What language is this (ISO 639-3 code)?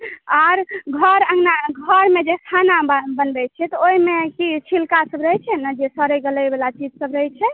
mai